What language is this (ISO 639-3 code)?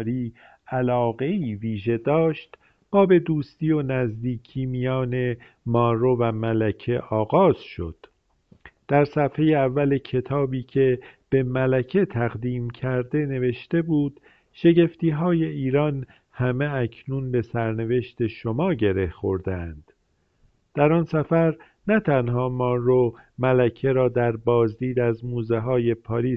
fas